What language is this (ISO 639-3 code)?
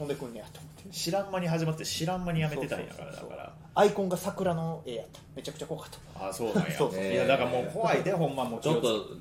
jpn